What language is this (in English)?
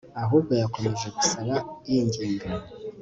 Kinyarwanda